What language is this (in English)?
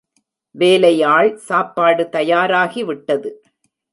Tamil